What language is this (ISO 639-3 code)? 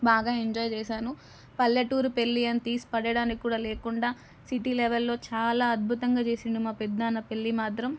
tel